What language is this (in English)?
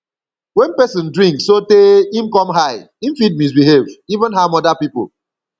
Nigerian Pidgin